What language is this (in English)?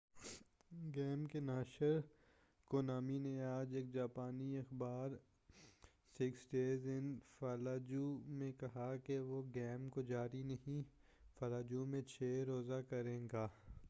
Urdu